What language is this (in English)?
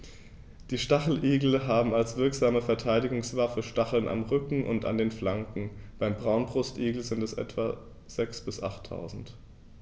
German